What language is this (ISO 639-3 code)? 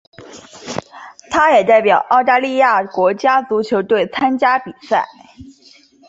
zho